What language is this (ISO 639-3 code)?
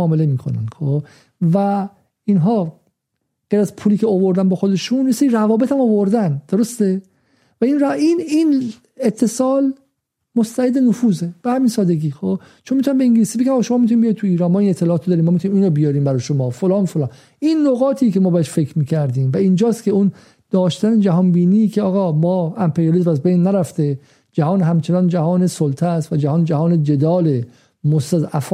fas